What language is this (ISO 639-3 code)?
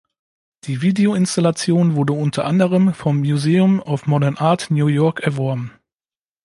deu